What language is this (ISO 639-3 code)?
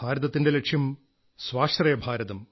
mal